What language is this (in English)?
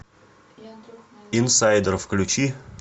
Russian